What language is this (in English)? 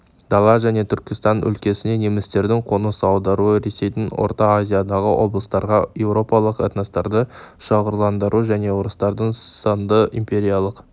Kazakh